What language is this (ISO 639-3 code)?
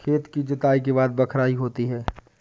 hin